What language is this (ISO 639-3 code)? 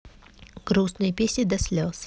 rus